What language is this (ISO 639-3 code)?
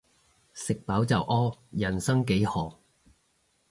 yue